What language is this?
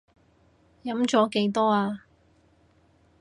Cantonese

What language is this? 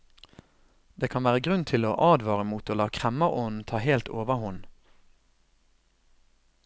Norwegian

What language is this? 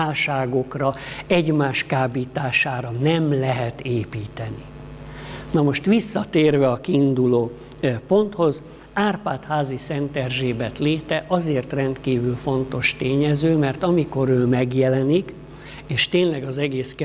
Hungarian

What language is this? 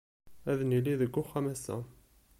Kabyle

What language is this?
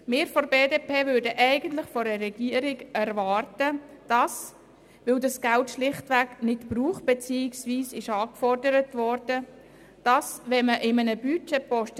Swiss German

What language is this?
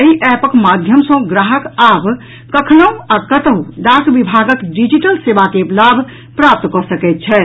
Maithili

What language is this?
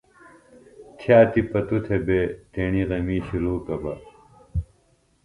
Phalura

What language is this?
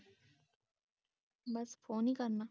Punjabi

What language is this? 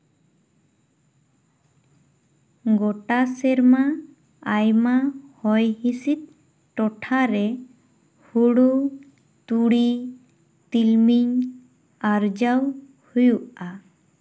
Santali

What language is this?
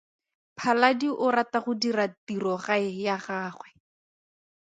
Tswana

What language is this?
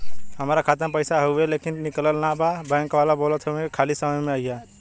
Bhojpuri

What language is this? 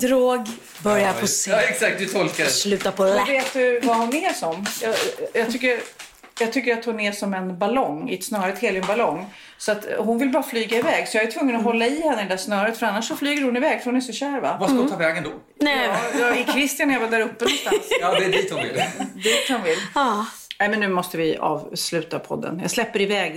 Swedish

